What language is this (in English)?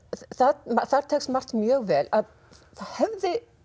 Icelandic